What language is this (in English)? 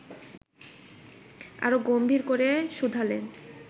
Bangla